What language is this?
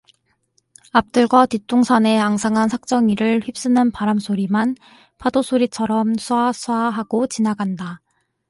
Korean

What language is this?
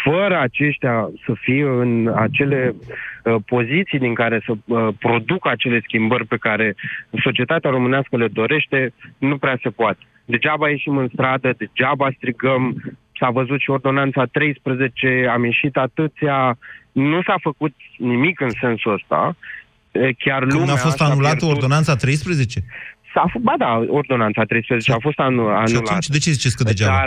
Romanian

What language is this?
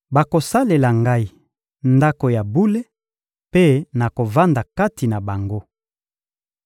Lingala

